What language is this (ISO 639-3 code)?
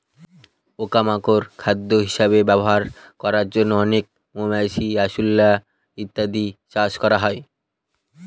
ben